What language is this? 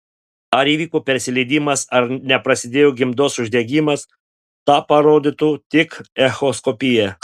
Lithuanian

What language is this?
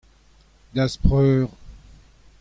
Breton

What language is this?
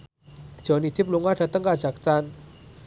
Javanese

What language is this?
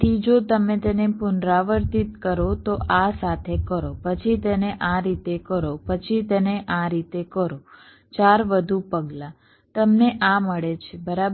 Gujarati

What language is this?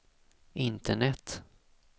Swedish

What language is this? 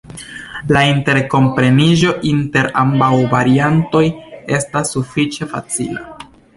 Esperanto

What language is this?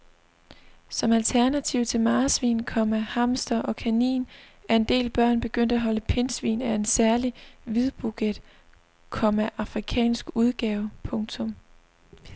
Danish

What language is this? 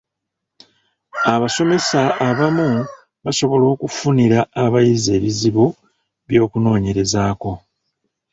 Ganda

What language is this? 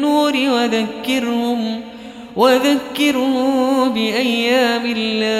Arabic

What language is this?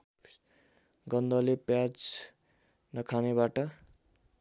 Nepali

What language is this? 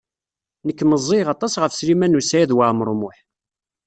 Kabyle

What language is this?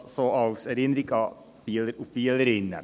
Swiss German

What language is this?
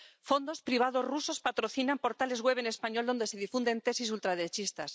Spanish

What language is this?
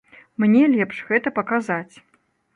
Belarusian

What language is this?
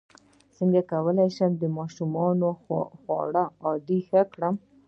Pashto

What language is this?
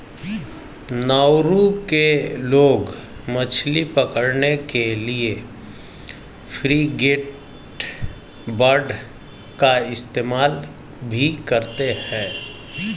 Hindi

